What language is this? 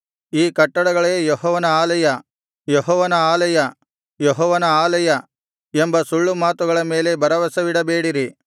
Kannada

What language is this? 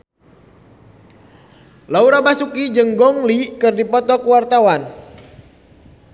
Sundanese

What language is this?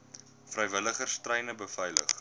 Afrikaans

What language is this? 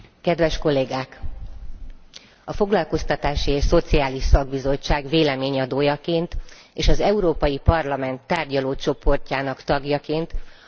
Hungarian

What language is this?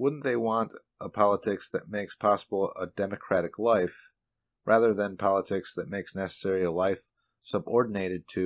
English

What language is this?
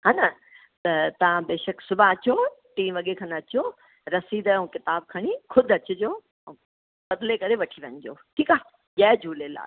Sindhi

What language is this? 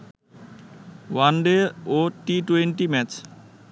Bangla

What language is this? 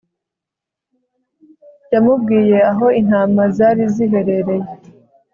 Kinyarwanda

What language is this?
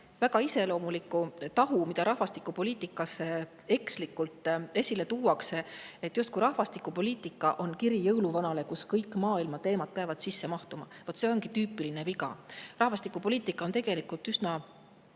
Estonian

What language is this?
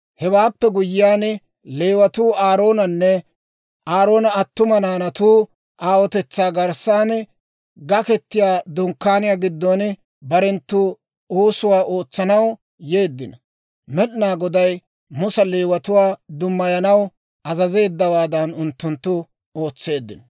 Dawro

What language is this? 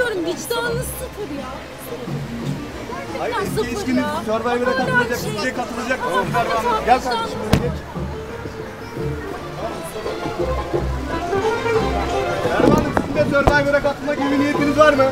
Turkish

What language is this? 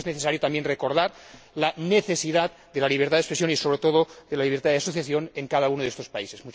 Spanish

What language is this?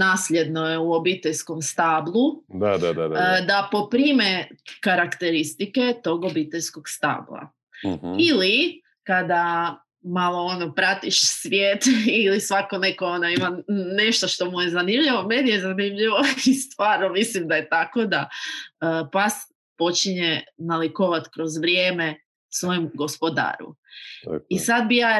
Croatian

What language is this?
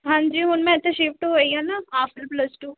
Punjabi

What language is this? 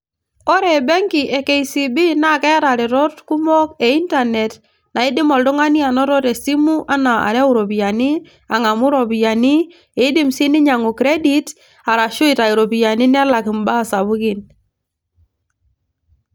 Masai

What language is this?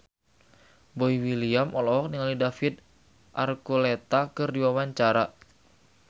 Sundanese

